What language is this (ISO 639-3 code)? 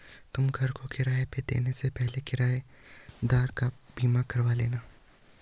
hin